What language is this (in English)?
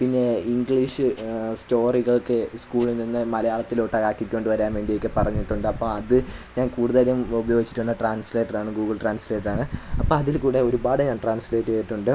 Malayalam